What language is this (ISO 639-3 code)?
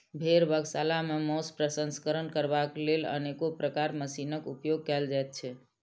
mai